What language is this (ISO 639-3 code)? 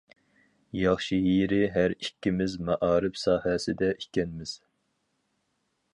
uig